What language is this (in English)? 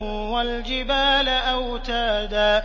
Arabic